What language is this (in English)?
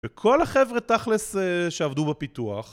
Hebrew